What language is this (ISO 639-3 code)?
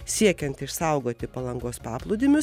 lit